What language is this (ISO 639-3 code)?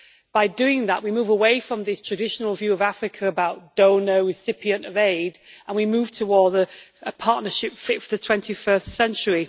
eng